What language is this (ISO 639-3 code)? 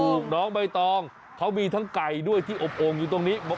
tha